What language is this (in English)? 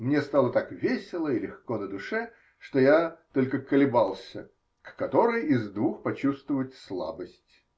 Russian